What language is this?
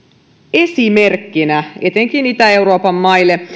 Finnish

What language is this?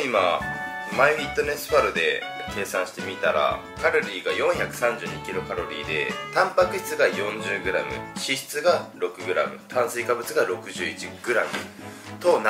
Japanese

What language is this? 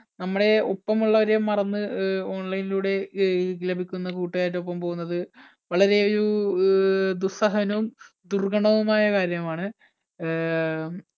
Malayalam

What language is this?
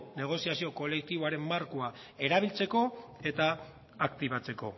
Basque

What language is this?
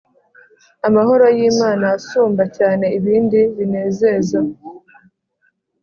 Kinyarwanda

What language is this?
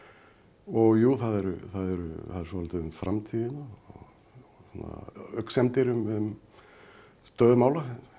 Icelandic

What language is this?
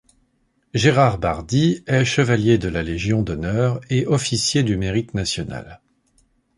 French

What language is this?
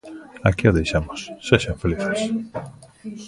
Galician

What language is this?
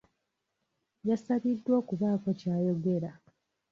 Ganda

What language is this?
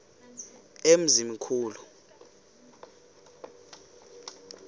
Xhosa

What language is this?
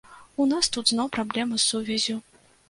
Belarusian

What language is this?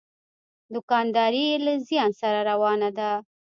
Pashto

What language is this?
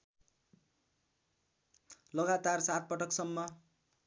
Nepali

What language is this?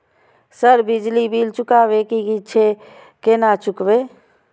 Maithili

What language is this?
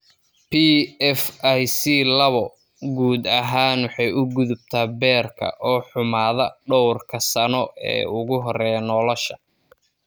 Somali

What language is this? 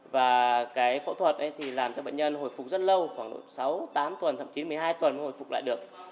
Vietnamese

